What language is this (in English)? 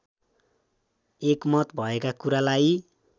Nepali